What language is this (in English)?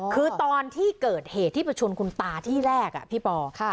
Thai